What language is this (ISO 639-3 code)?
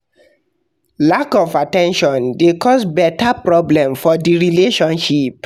pcm